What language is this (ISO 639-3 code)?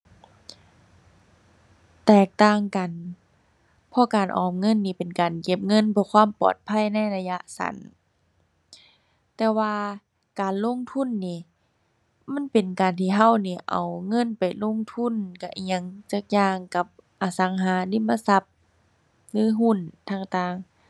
tha